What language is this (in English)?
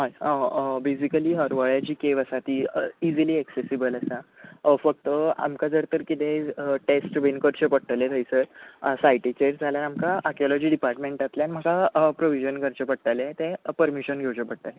Konkani